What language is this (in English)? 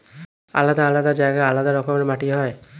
Bangla